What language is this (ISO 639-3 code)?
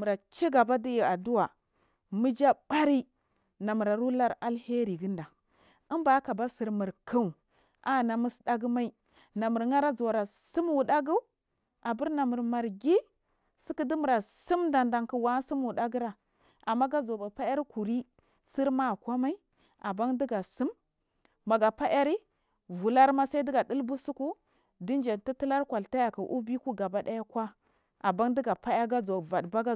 mfm